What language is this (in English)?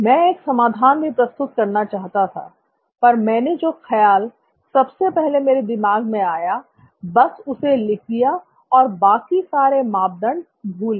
Hindi